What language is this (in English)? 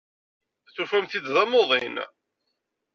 Kabyle